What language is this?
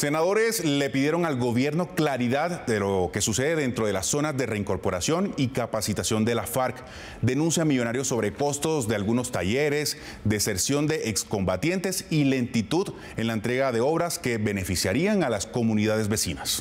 Spanish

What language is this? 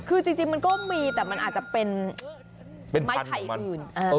Thai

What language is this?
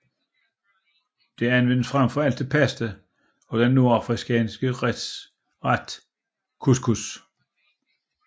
Danish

